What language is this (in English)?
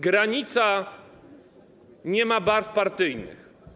Polish